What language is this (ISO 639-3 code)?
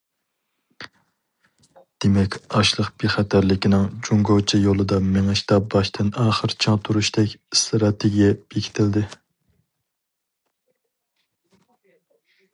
uig